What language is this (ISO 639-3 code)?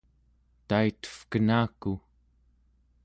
esu